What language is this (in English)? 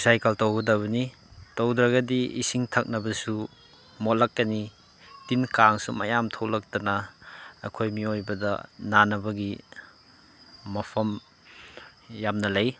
Manipuri